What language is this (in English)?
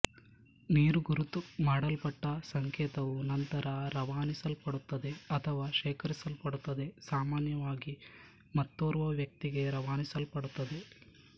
Kannada